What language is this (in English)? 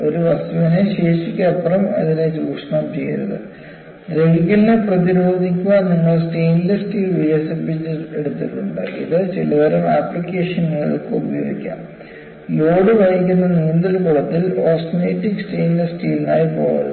Malayalam